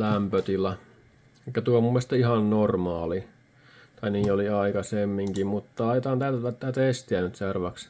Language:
Finnish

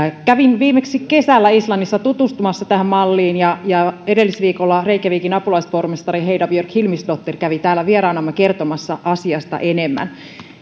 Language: Finnish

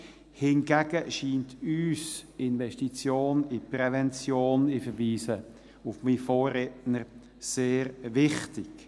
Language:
Swiss German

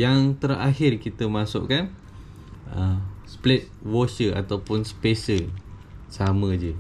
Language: Malay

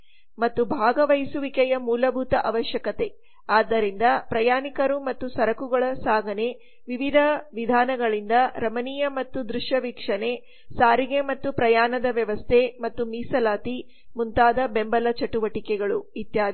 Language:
Kannada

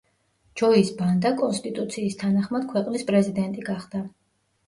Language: Georgian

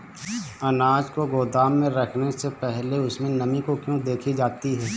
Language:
Hindi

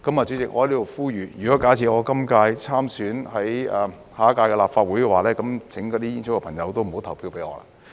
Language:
Cantonese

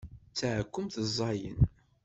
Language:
Kabyle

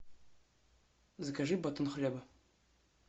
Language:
Russian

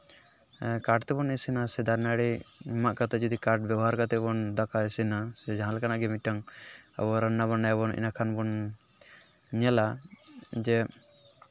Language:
Santali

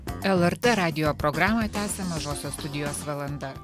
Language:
Lithuanian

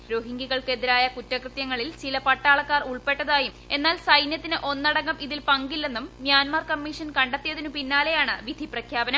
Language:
Malayalam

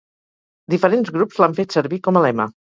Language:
Catalan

